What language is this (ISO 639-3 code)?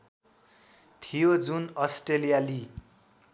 nep